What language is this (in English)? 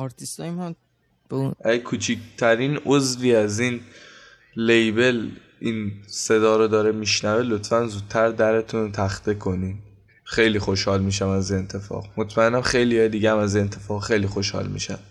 Persian